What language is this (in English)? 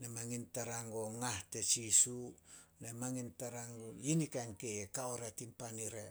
Solos